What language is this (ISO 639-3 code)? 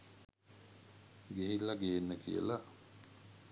sin